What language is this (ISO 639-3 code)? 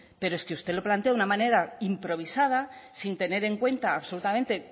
spa